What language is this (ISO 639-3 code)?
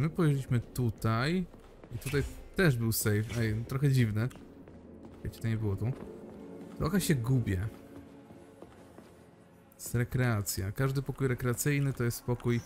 pol